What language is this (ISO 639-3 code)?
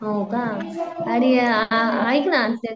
mar